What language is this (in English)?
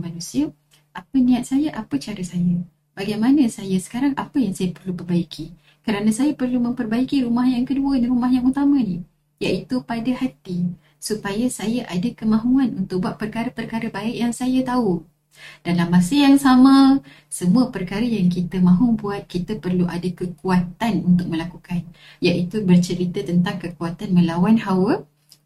Malay